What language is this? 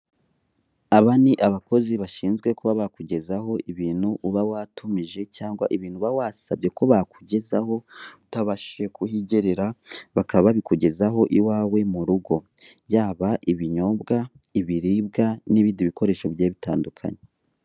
Kinyarwanda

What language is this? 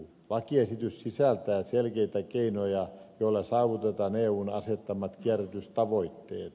Finnish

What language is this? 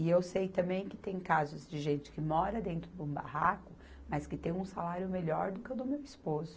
Portuguese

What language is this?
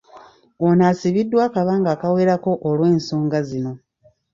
Ganda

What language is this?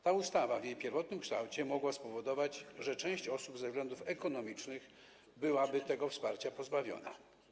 Polish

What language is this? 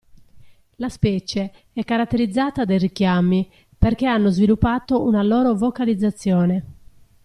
Italian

